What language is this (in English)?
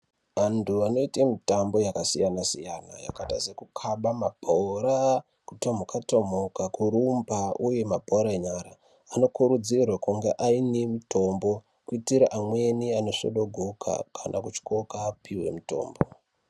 Ndau